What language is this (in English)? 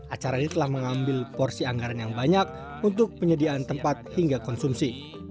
Indonesian